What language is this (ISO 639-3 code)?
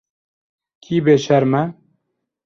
kur